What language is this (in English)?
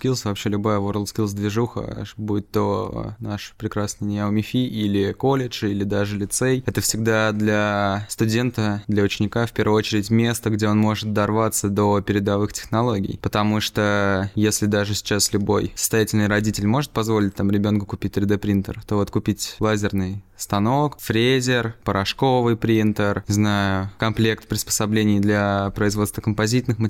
Russian